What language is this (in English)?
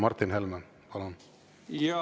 Estonian